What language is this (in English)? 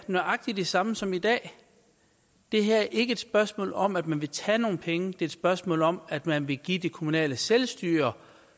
Danish